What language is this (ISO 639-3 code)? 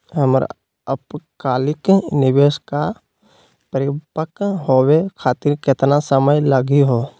mag